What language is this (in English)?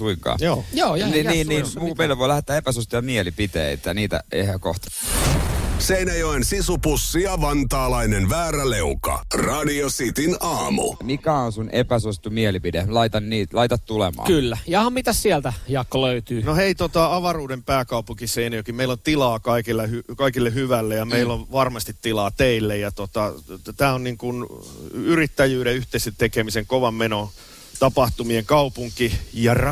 Finnish